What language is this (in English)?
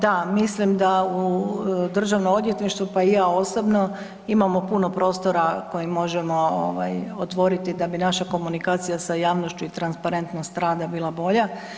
Croatian